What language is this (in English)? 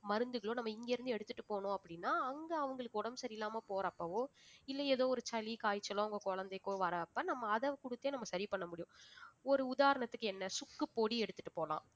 Tamil